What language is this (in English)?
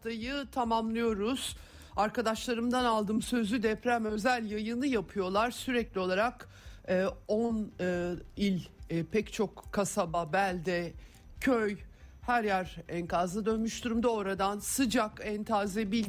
Turkish